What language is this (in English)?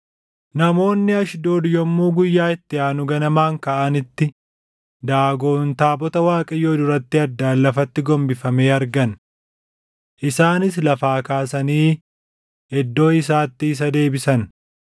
Oromo